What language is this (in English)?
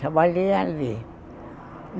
Portuguese